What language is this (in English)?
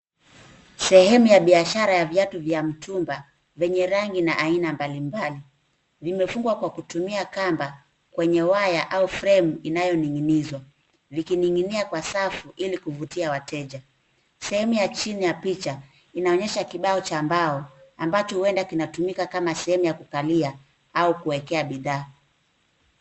Swahili